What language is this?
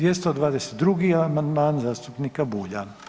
Croatian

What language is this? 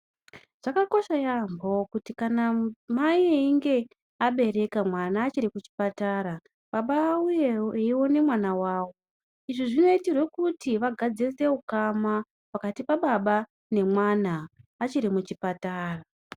Ndau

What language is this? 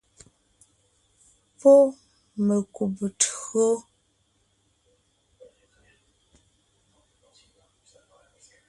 Ngiemboon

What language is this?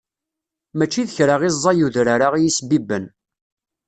Kabyle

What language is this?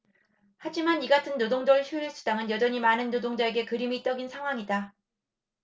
Korean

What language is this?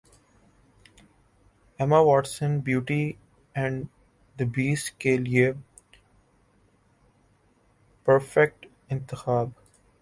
Urdu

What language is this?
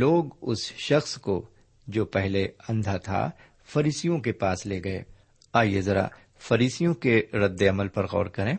Urdu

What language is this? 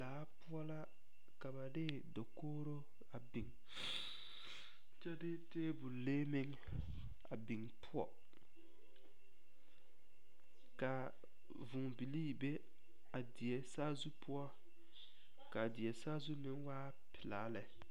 Southern Dagaare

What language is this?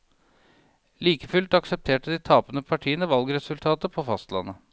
Norwegian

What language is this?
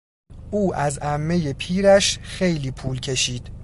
Persian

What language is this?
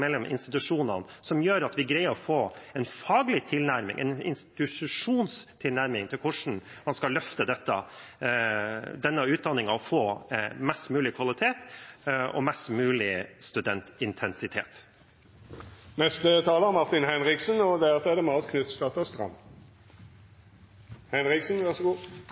Norwegian Bokmål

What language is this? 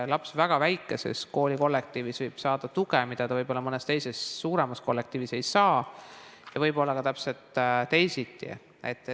Estonian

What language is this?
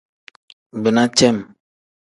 Tem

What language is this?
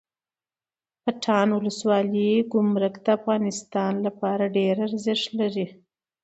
Pashto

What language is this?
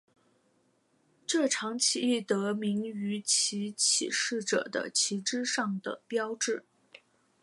Chinese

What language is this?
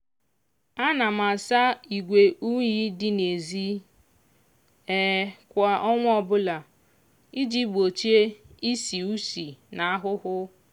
Igbo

